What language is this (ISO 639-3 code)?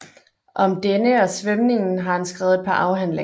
dan